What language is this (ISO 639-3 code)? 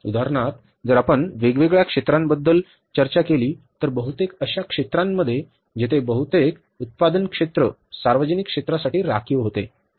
mar